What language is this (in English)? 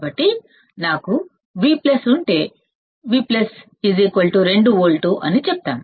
Telugu